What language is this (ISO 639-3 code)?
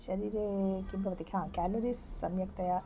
san